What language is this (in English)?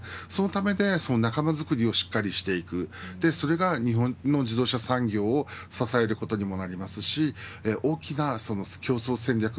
Japanese